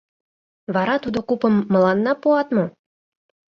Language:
Mari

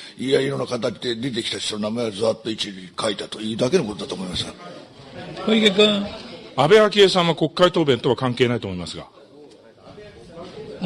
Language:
Japanese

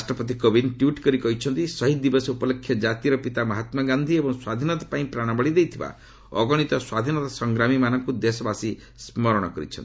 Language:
Odia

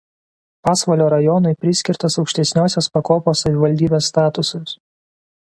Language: Lithuanian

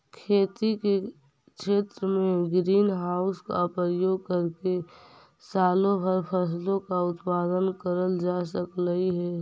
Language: Magahi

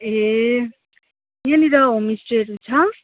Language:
Nepali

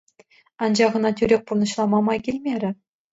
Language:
Chuvash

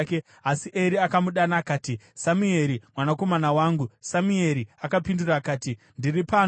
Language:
Shona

